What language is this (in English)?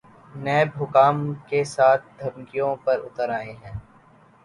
Urdu